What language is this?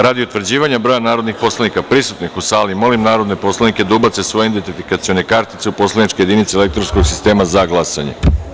Serbian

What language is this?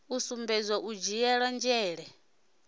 Venda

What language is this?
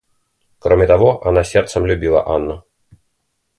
Russian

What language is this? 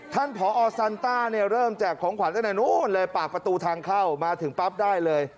Thai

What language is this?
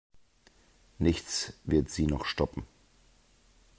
German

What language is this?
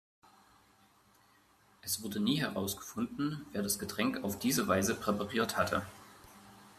German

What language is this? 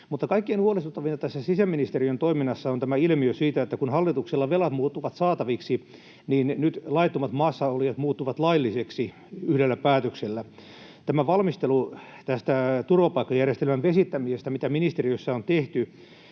Finnish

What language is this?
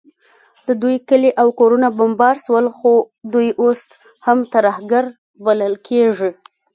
Pashto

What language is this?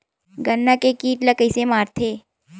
Chhattisgarhi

